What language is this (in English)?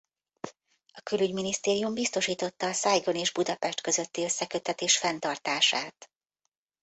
Hungarian